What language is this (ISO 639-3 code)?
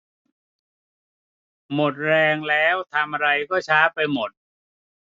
tha